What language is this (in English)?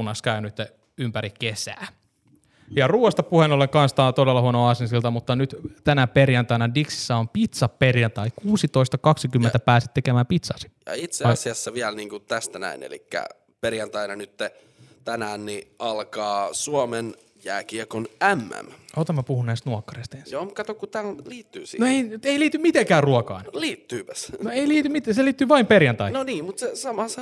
Finnish